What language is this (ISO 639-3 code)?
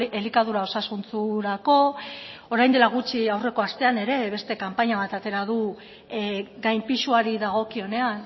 eus